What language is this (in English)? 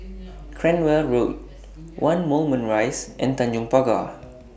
English